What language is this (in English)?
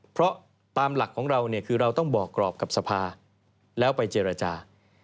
Thai